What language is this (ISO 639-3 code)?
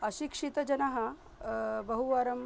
san